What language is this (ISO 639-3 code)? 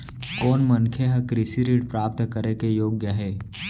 hne